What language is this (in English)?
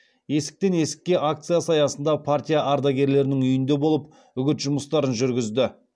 Kazakh